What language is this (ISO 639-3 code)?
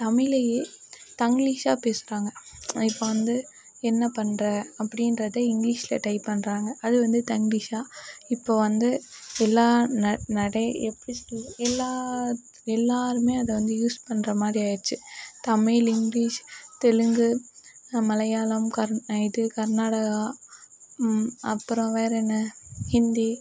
tam